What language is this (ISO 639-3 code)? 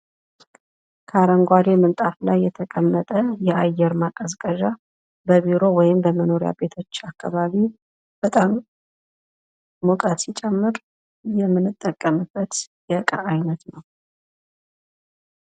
amh